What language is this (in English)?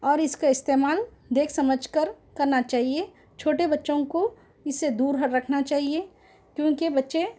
Urdu